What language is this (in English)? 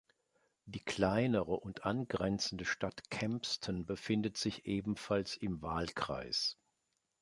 German